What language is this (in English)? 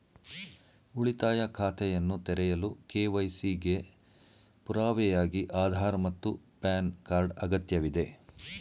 Kannada